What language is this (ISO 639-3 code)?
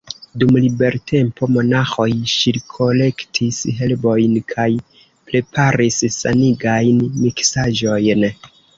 epo